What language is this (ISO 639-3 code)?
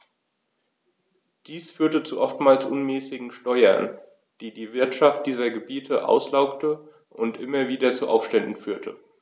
deu